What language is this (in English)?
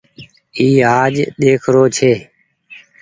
Goaria